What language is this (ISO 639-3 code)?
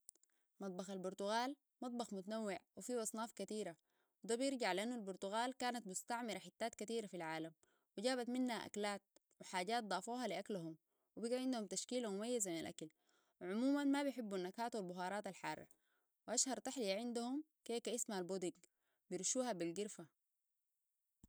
apd